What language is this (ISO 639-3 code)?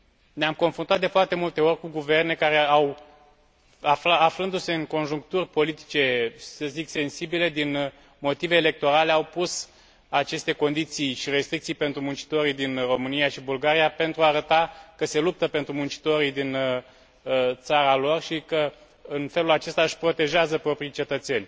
ron